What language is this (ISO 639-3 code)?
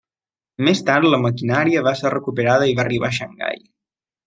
cat